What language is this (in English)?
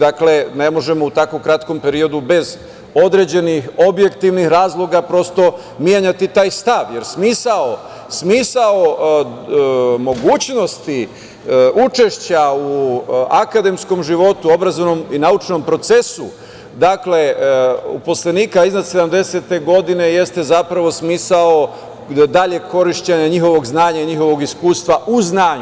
Serbian